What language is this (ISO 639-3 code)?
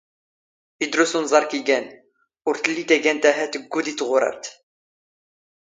zgh